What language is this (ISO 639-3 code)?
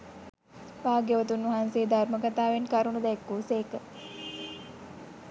sin